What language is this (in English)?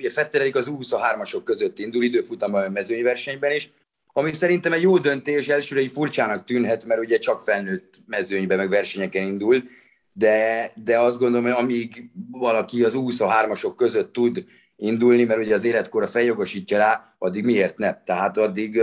Hungarian